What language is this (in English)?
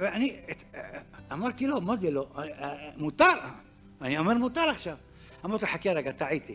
Hebrew